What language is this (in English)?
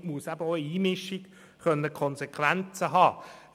Swiss German